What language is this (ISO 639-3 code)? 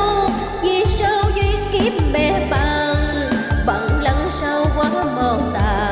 vie